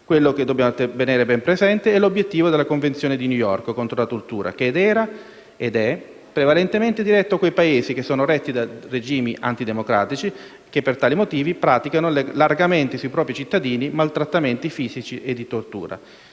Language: Italian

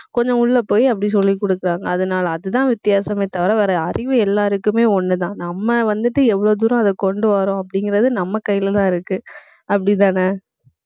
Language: Tamil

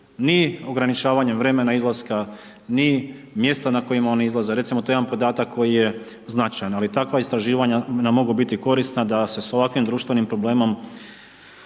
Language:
Croatian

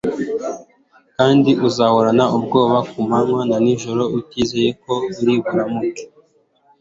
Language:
Kinyarwanda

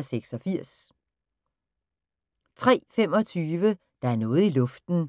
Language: Danish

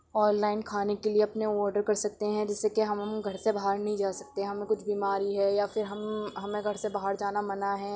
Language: Urdu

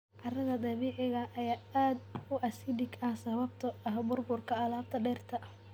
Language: Somali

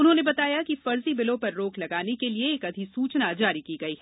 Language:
Hindi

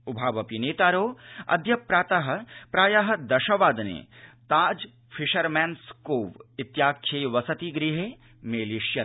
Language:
Sanskrit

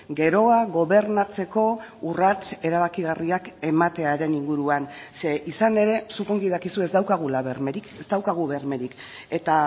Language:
Basque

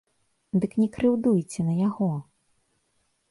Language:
Belarusian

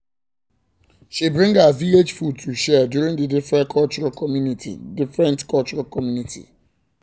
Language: Nigerian Pidgin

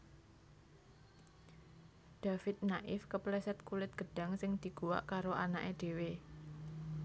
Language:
Javanese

